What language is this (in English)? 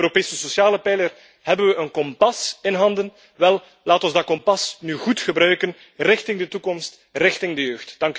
Dutch